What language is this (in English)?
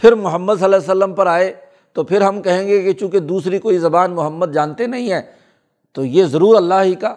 Urdu